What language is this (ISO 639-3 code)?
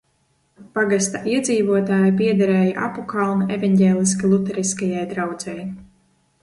lav